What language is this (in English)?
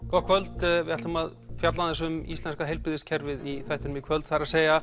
Icelandic